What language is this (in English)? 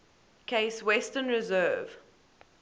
English